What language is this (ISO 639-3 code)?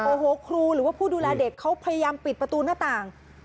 tha